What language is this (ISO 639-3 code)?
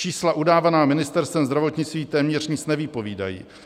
ces